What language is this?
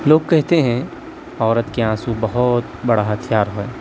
Urdu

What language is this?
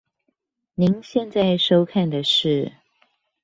Chinese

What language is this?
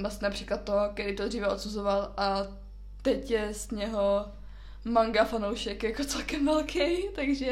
Czech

